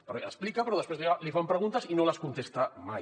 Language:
Catalan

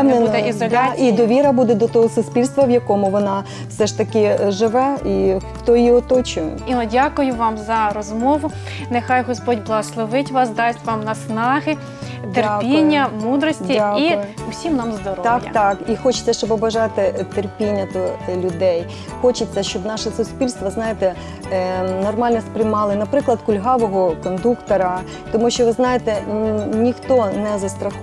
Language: Ukrainian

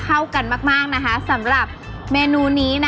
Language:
Thai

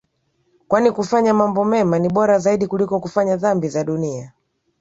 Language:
Swahili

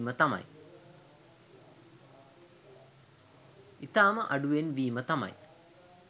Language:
Sinhala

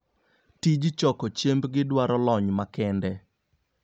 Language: Luo (Kenya and Tanzania)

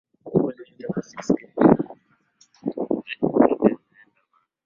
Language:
Swahili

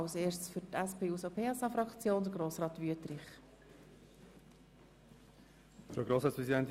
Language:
Swiss German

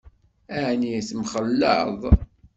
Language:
Kabyle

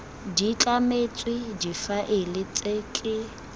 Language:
Tswana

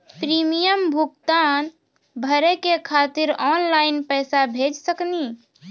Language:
Maithili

